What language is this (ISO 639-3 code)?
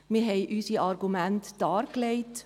gsw